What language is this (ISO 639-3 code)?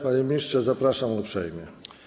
pol